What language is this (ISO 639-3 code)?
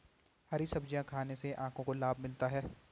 hin